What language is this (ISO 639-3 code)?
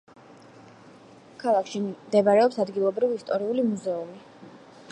kat